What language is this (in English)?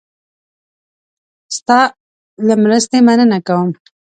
Pashto